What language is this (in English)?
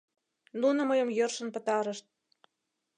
Mari